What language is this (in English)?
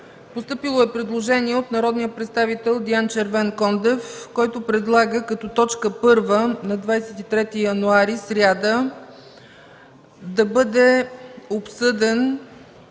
Bulgarian